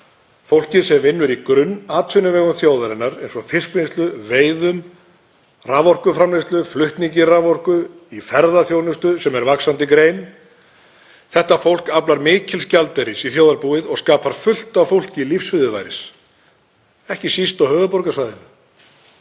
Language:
Icelandic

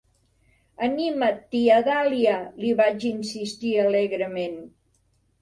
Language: Catalan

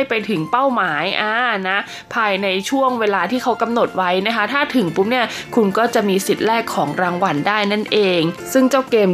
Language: Thai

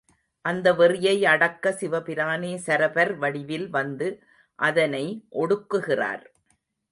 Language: Tamil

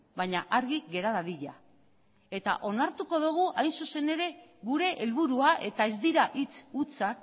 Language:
Basque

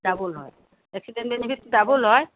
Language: Assamese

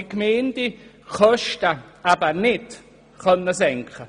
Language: Swiss German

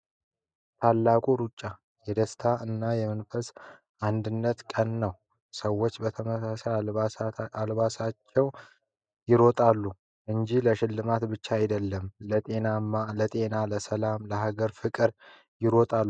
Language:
Amharic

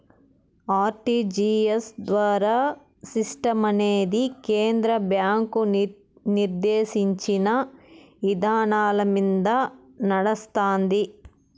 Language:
Telugu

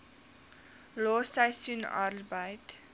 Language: Afrikaans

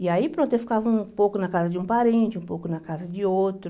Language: Portuguese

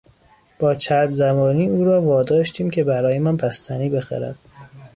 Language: Persian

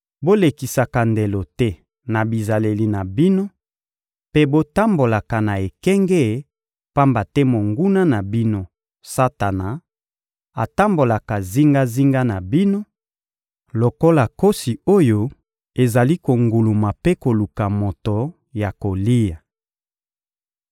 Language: Lingala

